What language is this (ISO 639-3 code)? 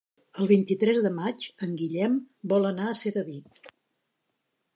cat